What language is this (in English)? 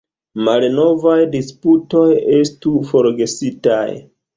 Esperanto